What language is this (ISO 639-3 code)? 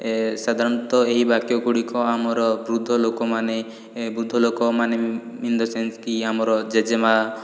ori